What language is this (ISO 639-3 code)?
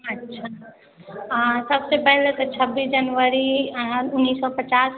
mai